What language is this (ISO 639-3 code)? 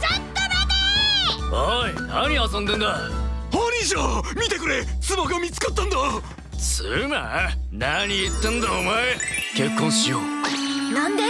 jpn